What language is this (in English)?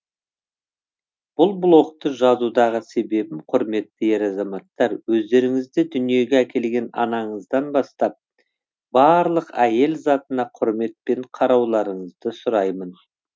Kazakh